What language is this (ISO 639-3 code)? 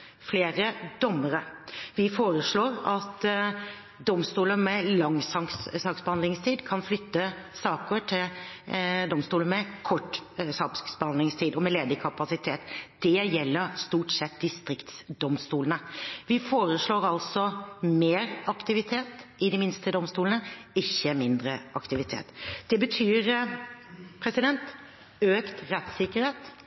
nob